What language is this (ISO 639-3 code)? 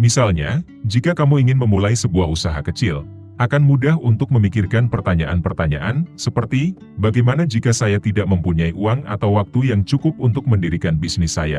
ind